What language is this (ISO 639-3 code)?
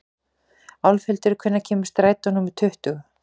isl